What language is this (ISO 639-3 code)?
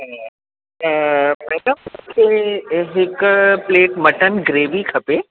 snd